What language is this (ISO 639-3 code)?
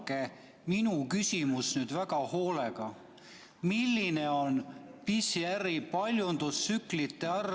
est